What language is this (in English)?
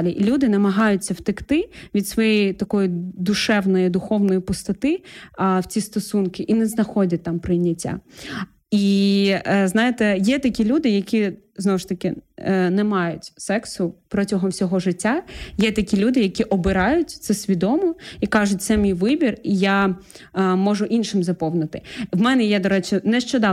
Ukrainian